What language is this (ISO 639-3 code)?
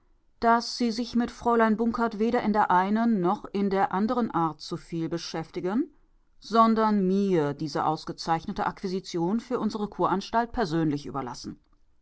deu